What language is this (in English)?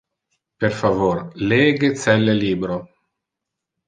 Interlingua